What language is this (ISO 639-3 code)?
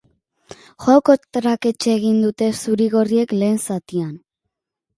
eus